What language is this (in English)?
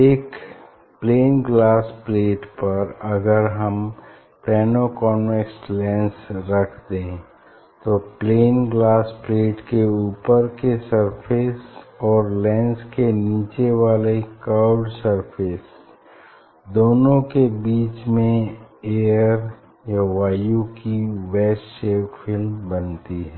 Hindi